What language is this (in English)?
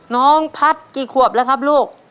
Thai